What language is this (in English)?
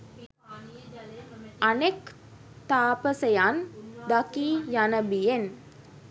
Sinhala